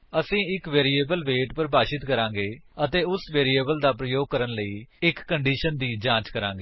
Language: Punjabi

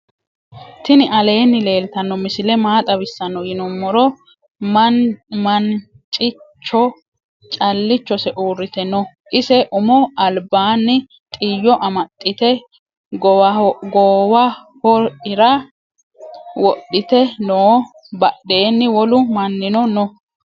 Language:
Sidamo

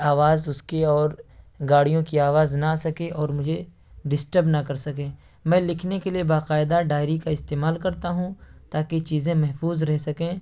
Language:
Urdu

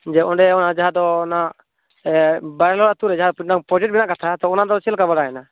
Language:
Santali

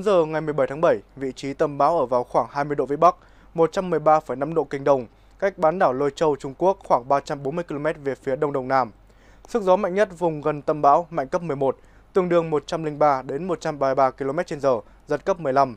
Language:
Vietnamese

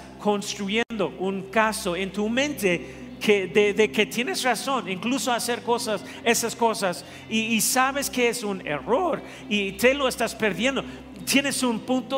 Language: Spanish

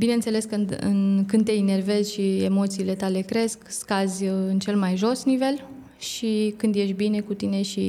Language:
Romanian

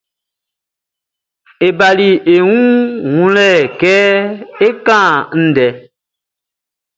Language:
Baoulé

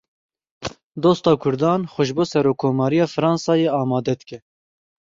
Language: Kurdish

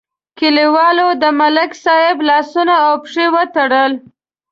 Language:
Pashto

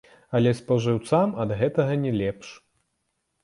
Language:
Belarusian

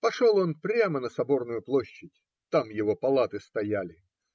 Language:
Russian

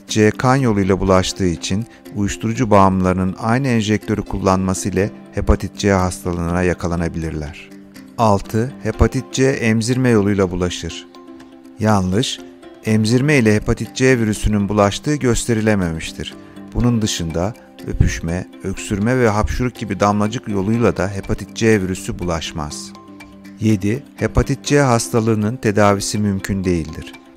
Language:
Turkish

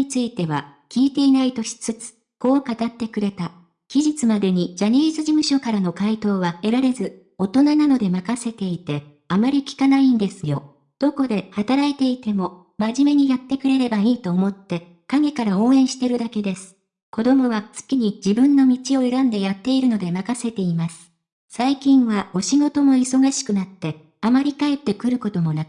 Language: Japanese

